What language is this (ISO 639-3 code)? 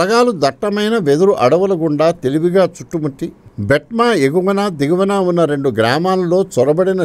tel